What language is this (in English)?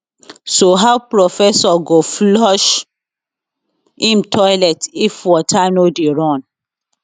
Nigerian Pidgin